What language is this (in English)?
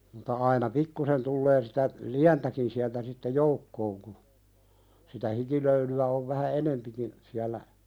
Finnish